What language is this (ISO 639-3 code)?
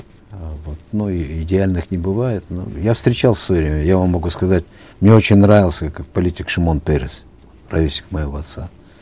kaz